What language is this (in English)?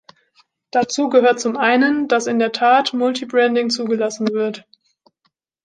German